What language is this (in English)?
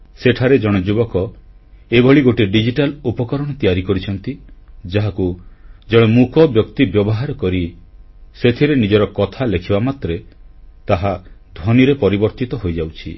Odia